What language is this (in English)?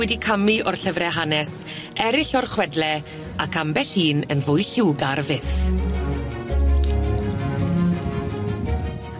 Welsh